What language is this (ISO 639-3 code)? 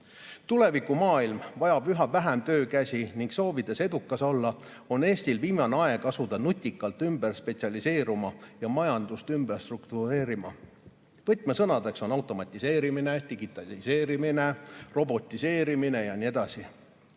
est